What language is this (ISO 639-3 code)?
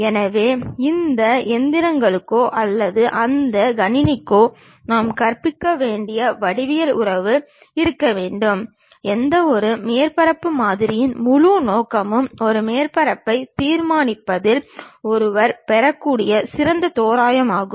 tam